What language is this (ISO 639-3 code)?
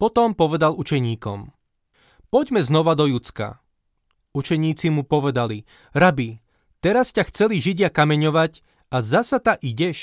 slk